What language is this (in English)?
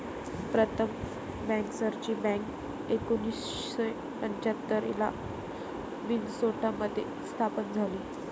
Marathi